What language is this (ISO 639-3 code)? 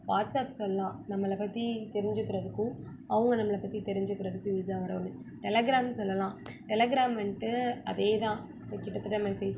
tam